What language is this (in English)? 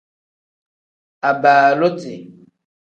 Tem